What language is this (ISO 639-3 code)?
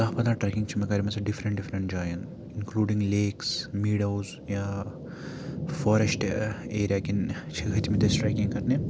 kas